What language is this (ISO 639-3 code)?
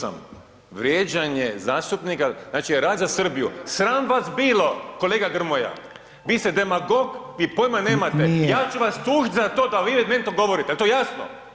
hrv